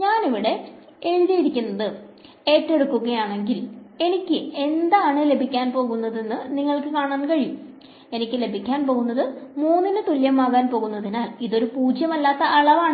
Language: Malayalam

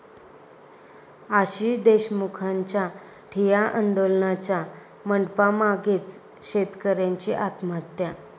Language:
Marathi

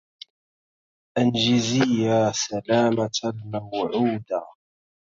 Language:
Arabic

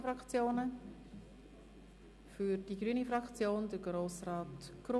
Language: Swiss German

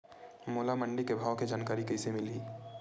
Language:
Chhattisgarhi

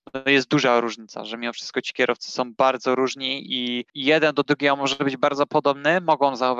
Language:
Polish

